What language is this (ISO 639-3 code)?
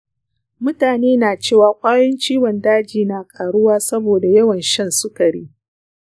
hau